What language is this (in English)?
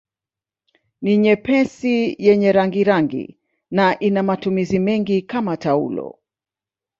Swahili